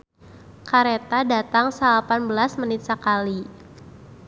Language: Sundanese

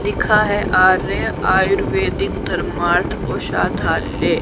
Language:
Hindi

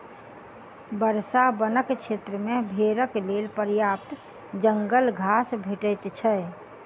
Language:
Maithili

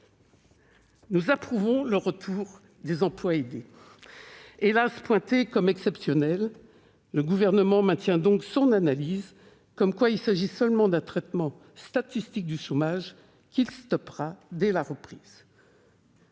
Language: French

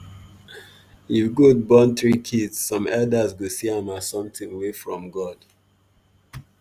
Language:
Nigerian Pidgin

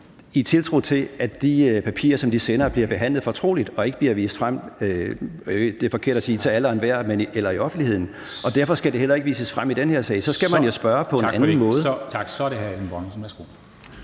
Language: Danish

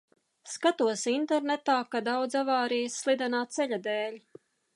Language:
Latvian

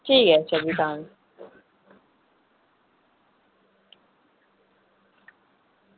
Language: Dogri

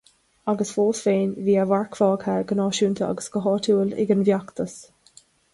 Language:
Irish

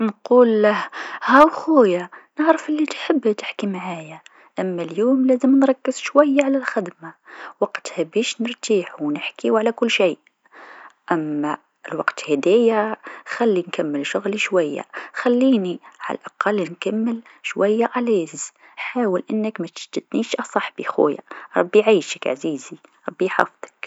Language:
Tunisian Arabic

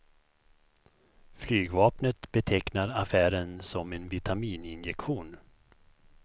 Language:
Swedish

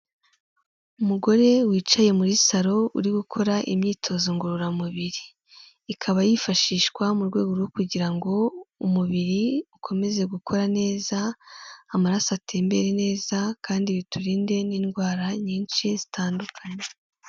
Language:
Kinyarwanda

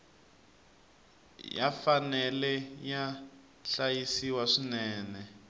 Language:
Tsonga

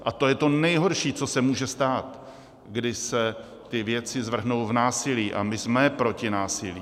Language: Czech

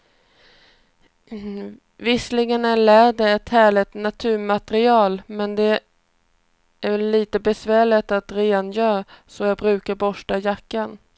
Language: Swedish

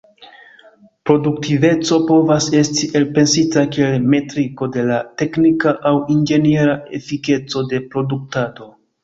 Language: Esperanto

